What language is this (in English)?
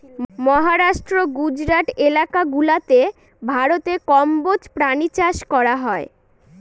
Bangla